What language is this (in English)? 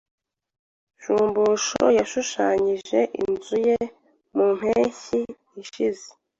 Kinyarwanda